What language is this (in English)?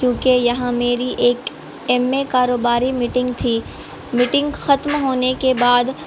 Urdu